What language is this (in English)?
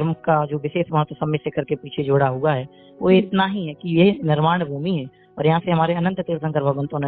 Hindi